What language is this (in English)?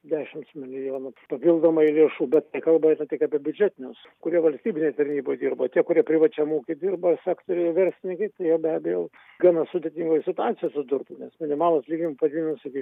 Lithuanian